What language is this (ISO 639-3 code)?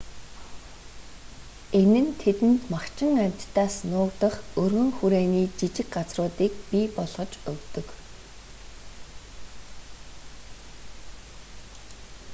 mon